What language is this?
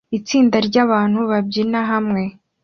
Kinyarwanda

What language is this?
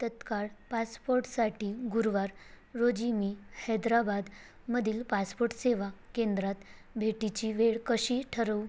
Marathi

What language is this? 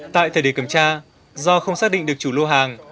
Vietnamese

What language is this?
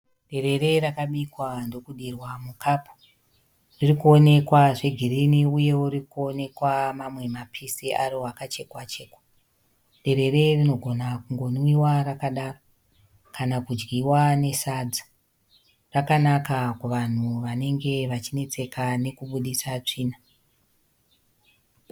Shona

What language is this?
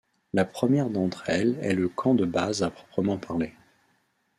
French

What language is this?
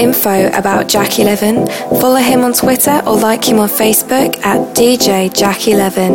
English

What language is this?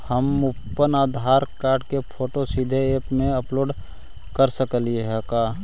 Magahi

